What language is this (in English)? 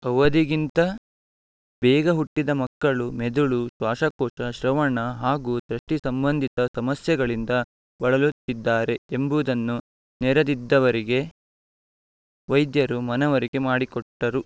Kannada